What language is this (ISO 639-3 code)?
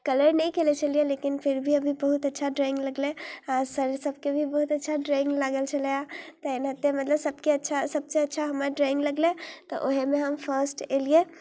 mai